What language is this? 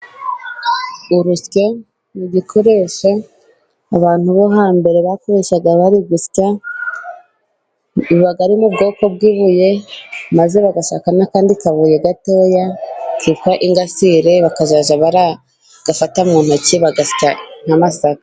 Kinyarwanda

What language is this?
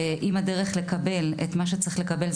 Hebrew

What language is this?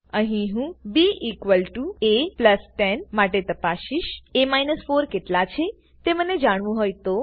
Gujarati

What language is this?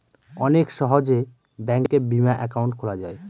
Bangla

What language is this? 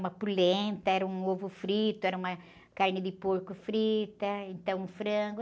Portuguese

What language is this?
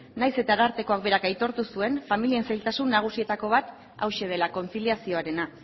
Basque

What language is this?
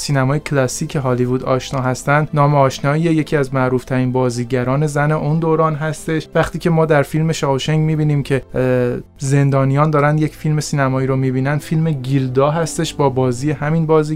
Persian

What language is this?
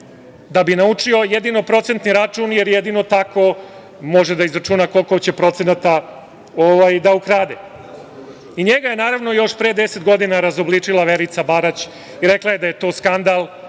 Serbian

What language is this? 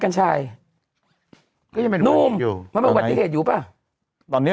Thai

